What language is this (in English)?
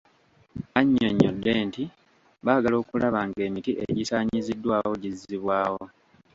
Ganda